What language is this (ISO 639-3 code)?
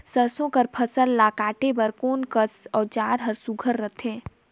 hne